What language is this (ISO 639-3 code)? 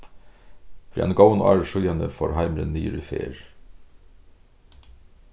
fao